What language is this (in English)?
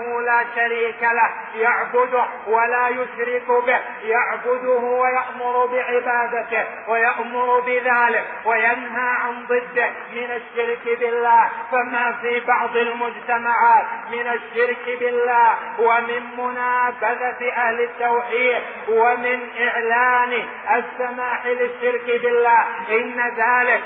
Arabic